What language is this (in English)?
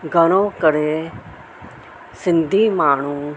Sindhi